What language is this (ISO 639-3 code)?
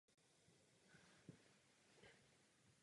ces